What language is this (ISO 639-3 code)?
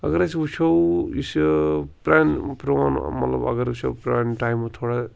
kas